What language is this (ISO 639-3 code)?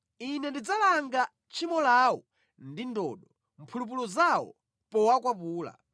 nya